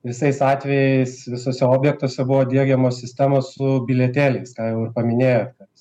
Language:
Lithuanian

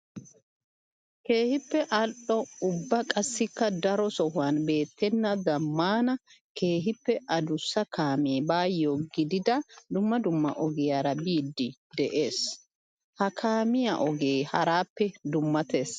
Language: Wolaytta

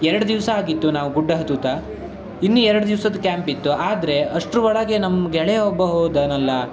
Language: Kannada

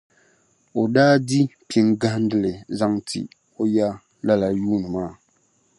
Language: Dagbani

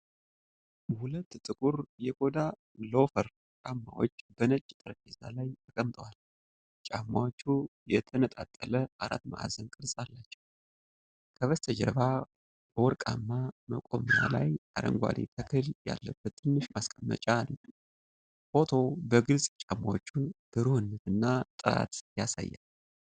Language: Amharic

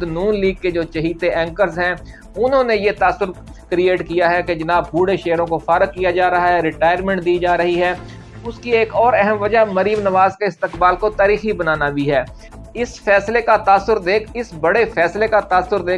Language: Urdu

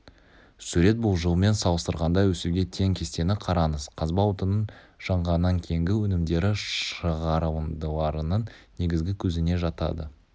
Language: Kazakh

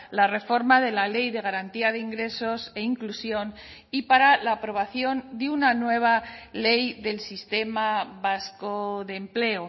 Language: Spanish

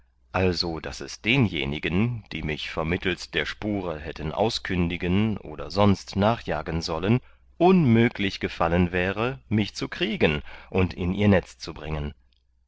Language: German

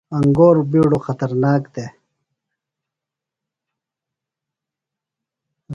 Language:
Phalura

